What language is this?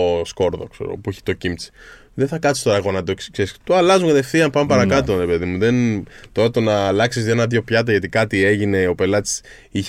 Greek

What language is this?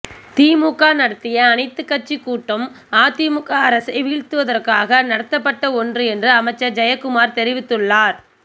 Tamil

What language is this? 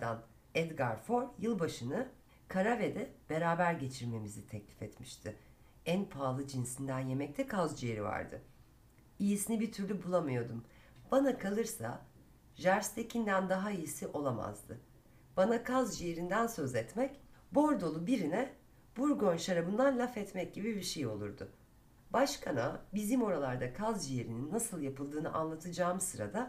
Turkish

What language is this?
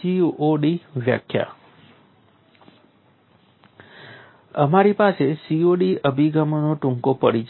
Gujarati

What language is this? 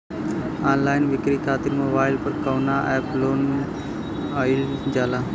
Bhojpuri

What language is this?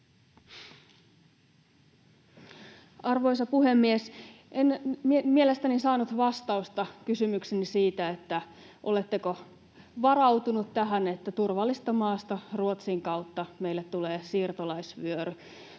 Finnish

